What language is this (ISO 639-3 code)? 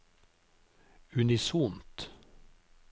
nor